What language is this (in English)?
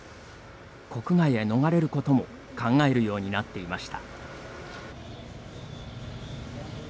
Japanese